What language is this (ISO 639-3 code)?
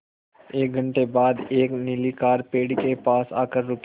hin